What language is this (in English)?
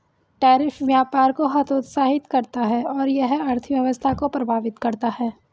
Hindi